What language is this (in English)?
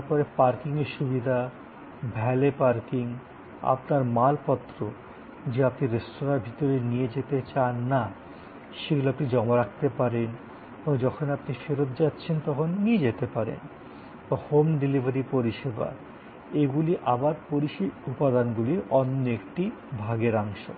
Bangla